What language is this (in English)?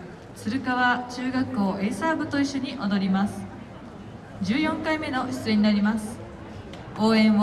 Japanese